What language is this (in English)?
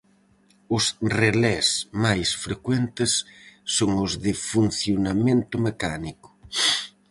Galician